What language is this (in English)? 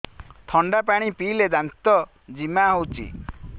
Odia